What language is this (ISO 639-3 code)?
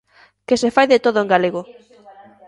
glg